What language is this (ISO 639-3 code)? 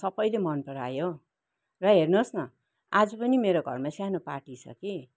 nep